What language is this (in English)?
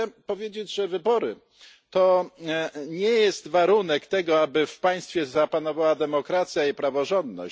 Polish